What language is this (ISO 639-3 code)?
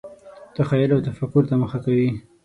pus